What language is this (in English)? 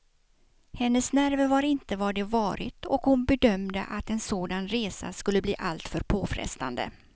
Swedish